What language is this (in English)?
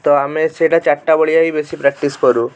Odia